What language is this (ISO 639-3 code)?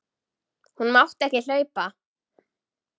isl